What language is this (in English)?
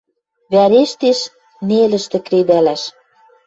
Western Mari